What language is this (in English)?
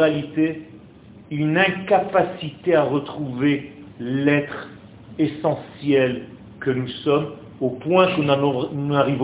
French